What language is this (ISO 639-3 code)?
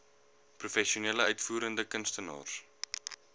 afr